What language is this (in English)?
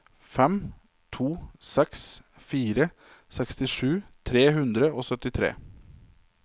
Norwegian